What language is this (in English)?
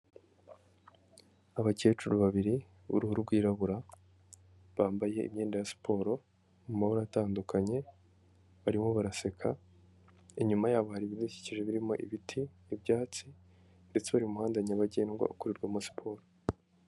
Kinyarwanda